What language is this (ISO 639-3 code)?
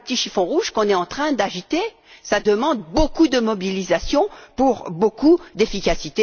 fra